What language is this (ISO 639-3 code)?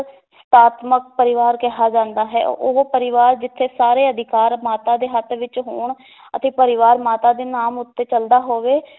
pan